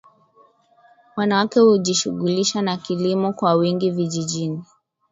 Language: Swahili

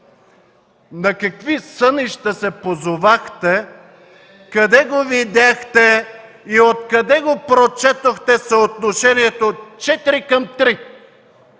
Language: Bulgarian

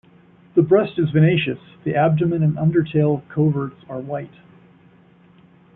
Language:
English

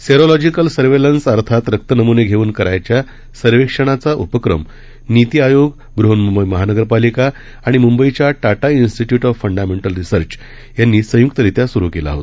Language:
Marathi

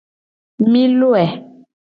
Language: Gen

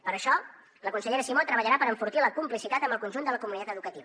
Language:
Catalan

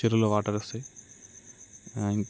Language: Telugu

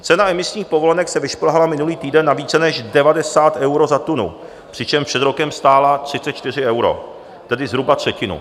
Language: Czech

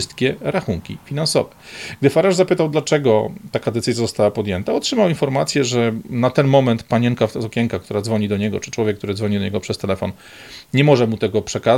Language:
Polish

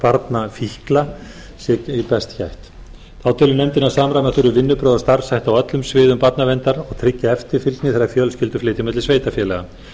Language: Icelandic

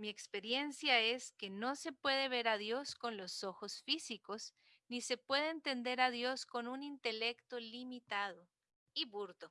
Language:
Spanish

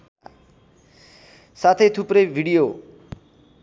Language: Nepali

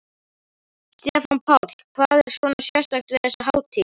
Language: Icelandic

